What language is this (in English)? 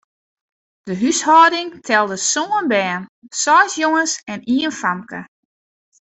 Western Frisian